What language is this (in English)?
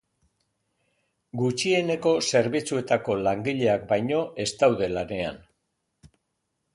Basque